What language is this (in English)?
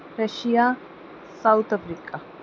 Punjabi